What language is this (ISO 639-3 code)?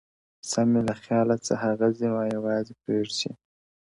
pus